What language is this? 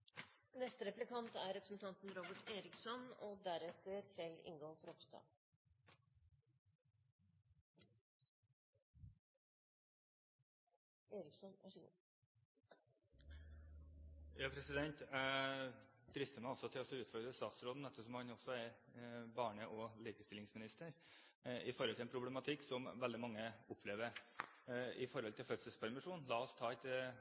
Norwegian Bokmål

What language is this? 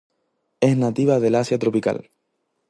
Spanish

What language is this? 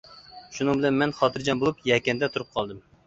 Uyghur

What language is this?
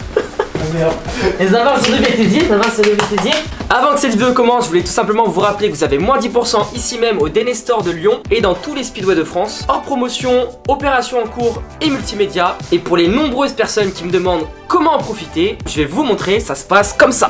French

